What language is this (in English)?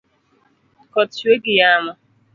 Luo (Kenya and Tanzania)